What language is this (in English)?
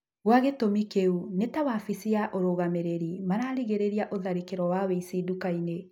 Kikuyu